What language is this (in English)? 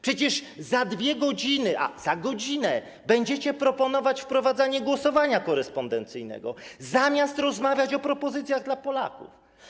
Polish